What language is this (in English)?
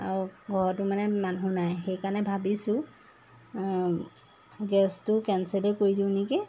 Assamese